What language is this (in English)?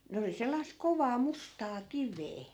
Finnish